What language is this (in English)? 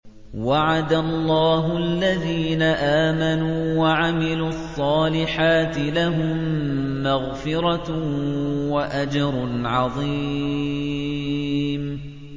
Arabic